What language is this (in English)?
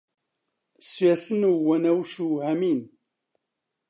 Central Kurdish